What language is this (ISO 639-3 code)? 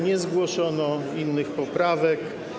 pol